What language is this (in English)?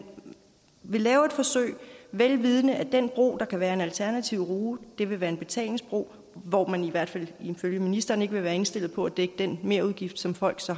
Danish